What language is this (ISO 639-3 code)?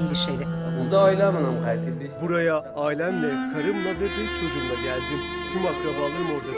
tur